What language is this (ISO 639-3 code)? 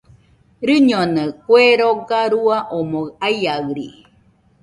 hux